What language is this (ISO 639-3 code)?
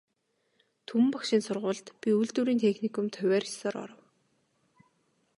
mon